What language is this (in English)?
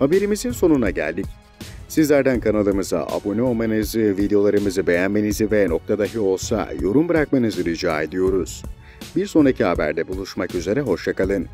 Turkish